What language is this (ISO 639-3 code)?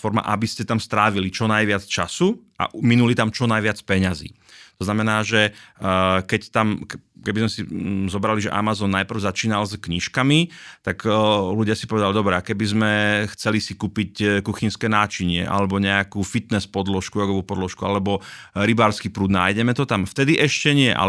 slk